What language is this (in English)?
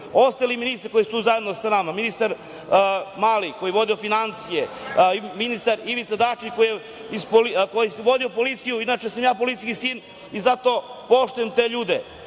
Serbian